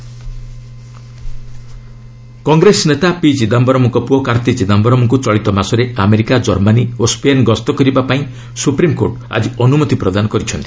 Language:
Odia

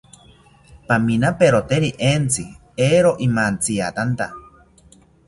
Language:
South Ucayali Ashéninka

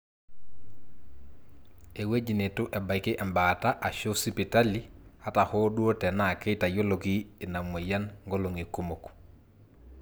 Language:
Masai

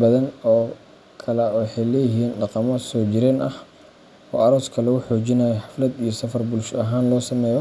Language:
Somali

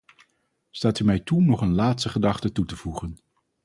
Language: Dutch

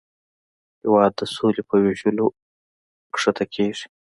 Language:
Pashto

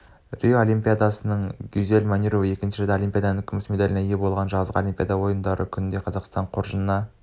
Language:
Kazakh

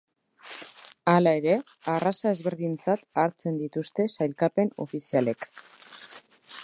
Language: Basque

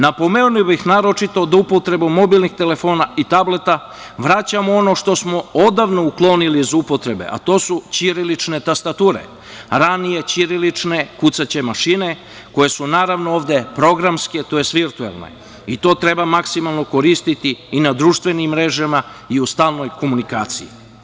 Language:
Serbian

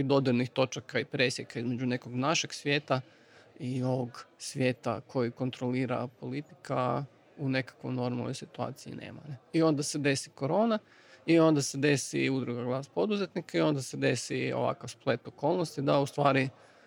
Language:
Croatian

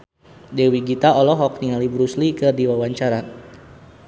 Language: Sundanese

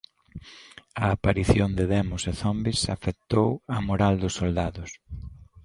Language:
Galician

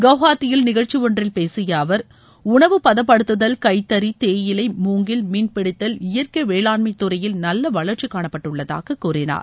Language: Tamil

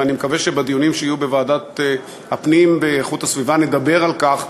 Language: Hebrew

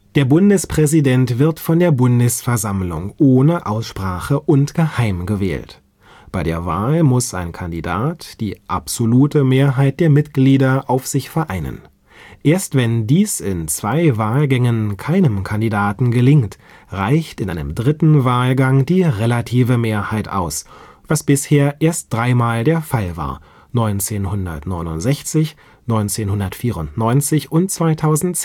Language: German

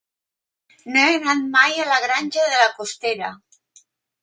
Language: Catalan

